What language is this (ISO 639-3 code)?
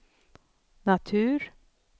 swe